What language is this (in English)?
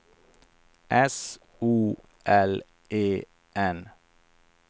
Swedish